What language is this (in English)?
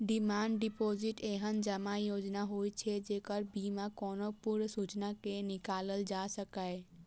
Maithili